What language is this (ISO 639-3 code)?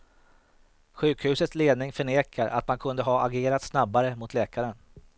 swe